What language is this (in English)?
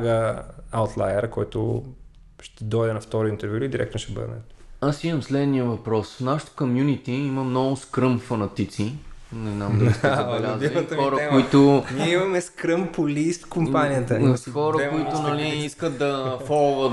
Bulgarian